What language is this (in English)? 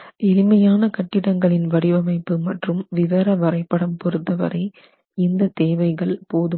Tamil